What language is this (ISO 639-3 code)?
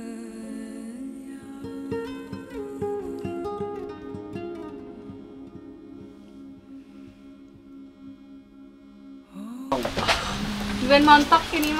ind